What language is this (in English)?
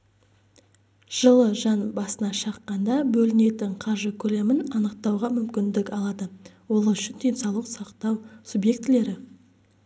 Kazakh